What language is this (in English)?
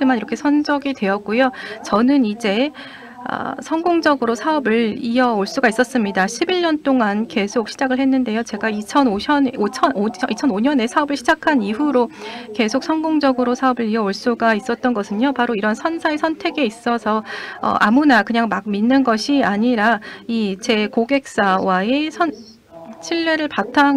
Korean